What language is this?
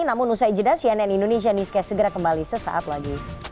Indonesian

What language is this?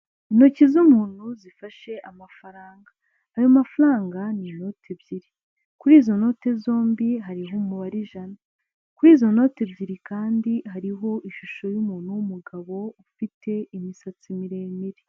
Kinyarwanda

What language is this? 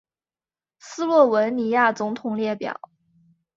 Chinese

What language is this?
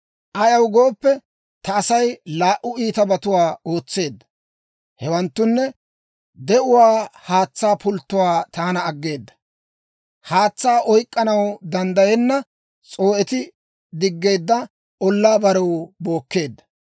Dawro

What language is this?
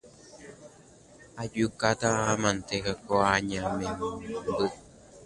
Guarani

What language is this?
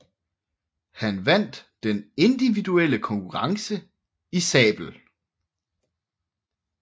Danish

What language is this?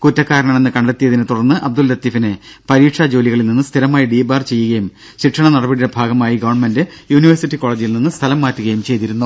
Malayalam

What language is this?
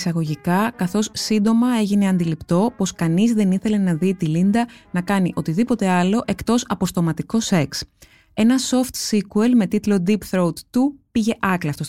Greek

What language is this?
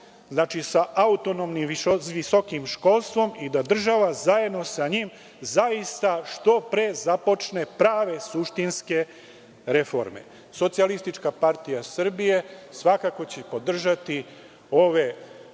Serbian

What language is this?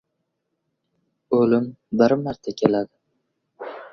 Uzbek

